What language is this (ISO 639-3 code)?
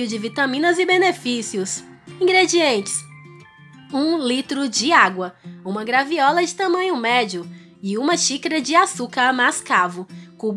por